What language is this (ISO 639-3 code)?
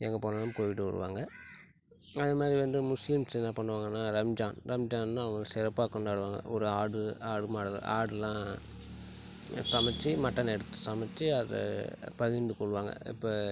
tam